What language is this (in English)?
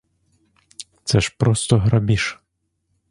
Ukrainian